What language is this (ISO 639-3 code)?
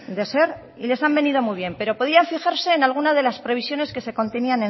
spa